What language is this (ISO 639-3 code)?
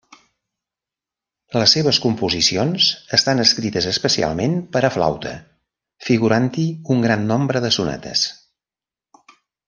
cat